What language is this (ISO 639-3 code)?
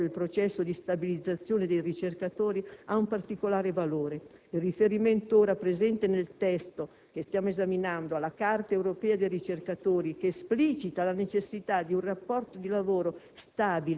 ita